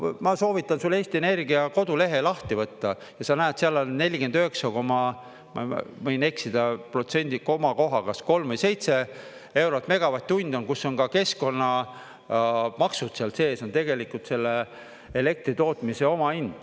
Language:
Estonian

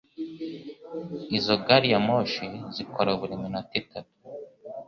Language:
Kinyarwanda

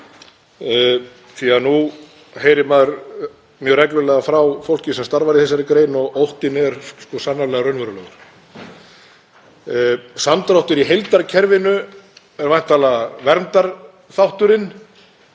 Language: Icelandic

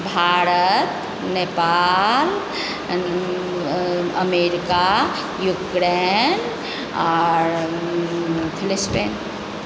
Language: Maithili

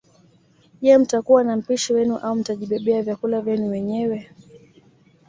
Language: Swahili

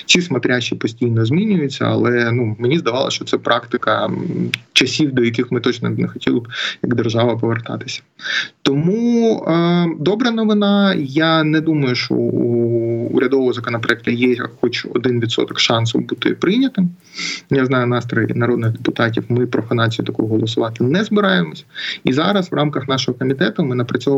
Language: Ukrainian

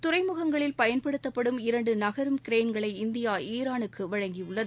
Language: Tamil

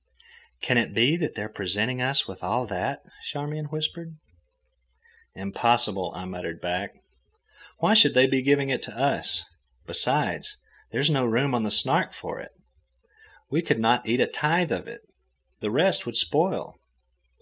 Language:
English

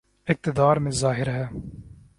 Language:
Urdu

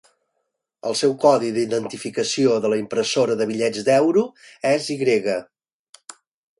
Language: Catalan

